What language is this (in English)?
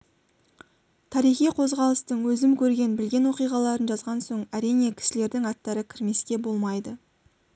Kazakh